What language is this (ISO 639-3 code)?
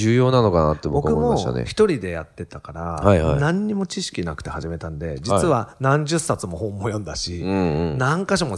jpn